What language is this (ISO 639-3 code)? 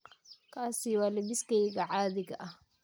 som